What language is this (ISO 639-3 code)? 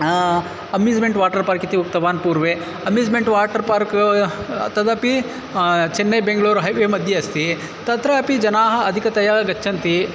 san